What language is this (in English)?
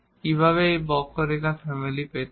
Bangla